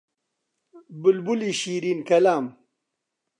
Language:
Central Kurdish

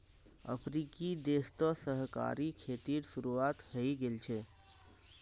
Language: Magahi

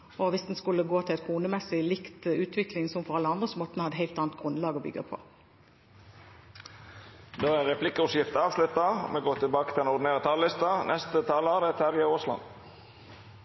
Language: Norwegian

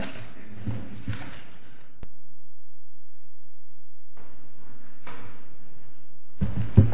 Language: English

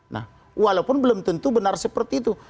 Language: Indonesian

